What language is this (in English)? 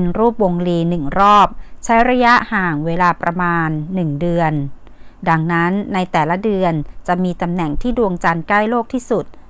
Thai